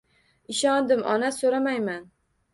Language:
Uzbek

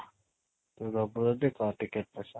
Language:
Odia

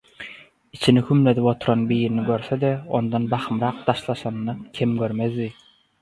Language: Turkmen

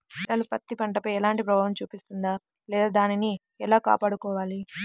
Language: Telugu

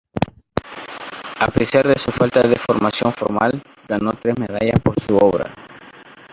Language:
Spanish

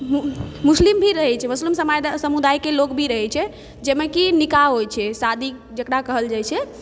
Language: Maithili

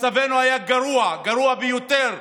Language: Hebrew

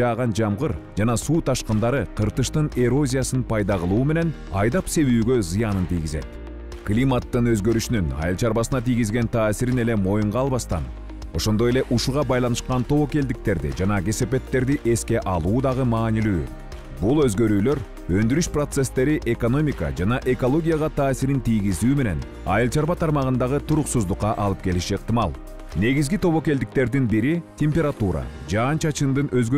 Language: Turkish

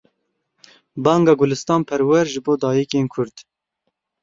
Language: Kurdish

